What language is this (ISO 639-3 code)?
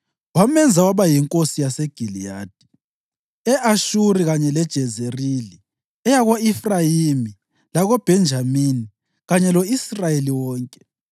nde